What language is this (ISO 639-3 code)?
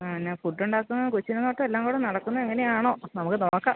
mal